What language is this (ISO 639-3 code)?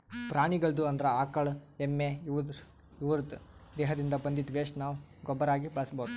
kan